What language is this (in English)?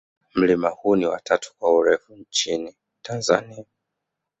Swahili